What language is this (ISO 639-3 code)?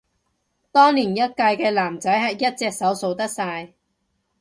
yue